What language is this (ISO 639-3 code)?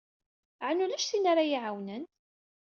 kab